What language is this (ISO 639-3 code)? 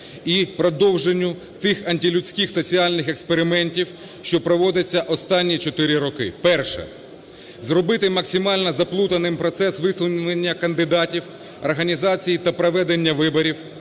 ukr